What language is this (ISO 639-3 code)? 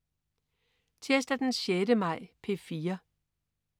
dan